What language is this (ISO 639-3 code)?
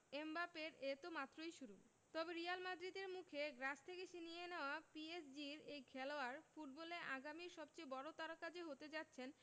ben